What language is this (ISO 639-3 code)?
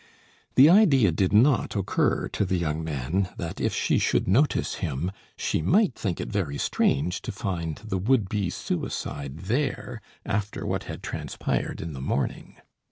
eng